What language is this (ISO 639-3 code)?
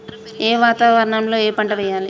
tel